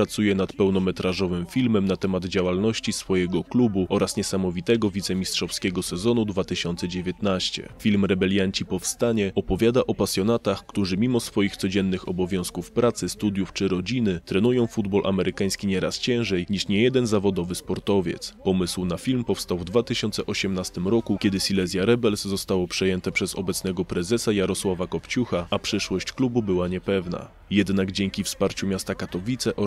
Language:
Polish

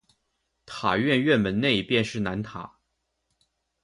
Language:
Chinese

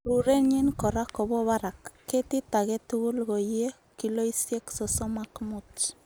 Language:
Kalenjin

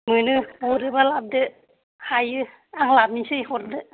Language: Bodo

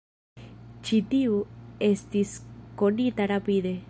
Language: Esperanto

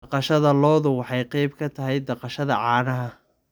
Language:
Somali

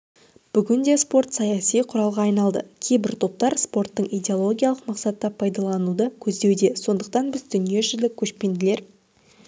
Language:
Kazakh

